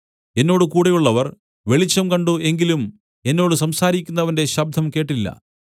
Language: Malayalam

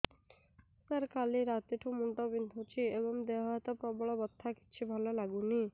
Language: Odia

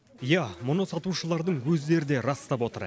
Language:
Kazakh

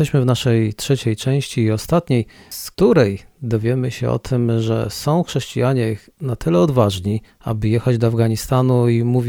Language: Polish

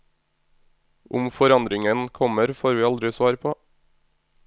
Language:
Norwegian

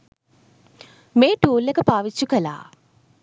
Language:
Sinhala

